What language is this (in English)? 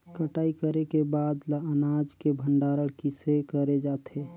Chhattisgarhi